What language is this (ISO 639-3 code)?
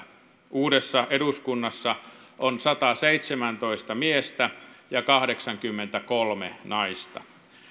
fin